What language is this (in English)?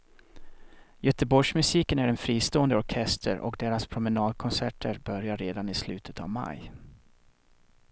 Swedish